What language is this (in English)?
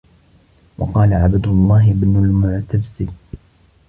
Arabic